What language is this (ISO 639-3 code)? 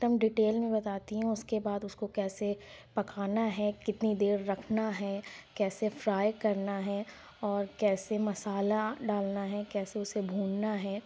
urd